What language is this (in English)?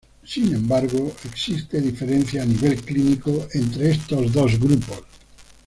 Spanish